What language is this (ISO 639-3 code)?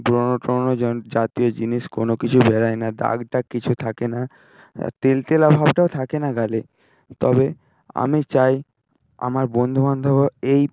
ben